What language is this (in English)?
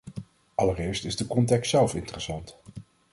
Dutch